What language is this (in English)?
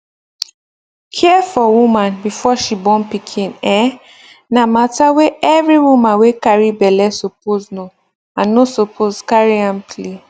Nigerian Pidgin